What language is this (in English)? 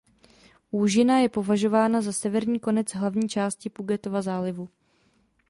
Czech